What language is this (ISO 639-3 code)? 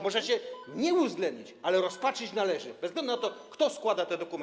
pol